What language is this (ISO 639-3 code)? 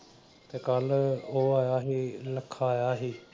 pan